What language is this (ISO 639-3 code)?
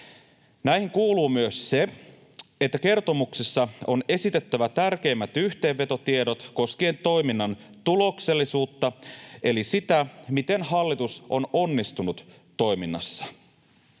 fin